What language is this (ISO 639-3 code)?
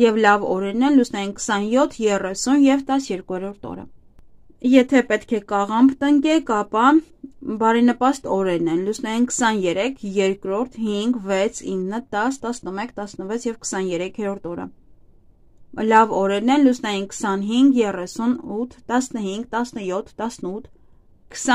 tur